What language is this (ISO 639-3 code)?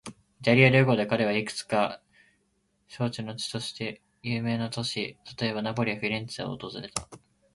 jpn